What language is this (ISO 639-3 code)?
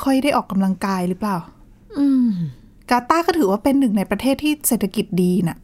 tha